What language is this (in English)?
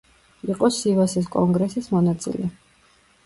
Georgian